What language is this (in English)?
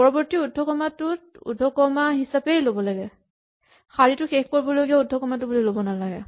Assamese